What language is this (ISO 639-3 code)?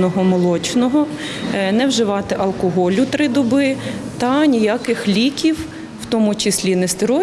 ukr